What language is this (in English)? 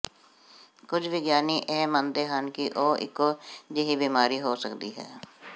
Punjabi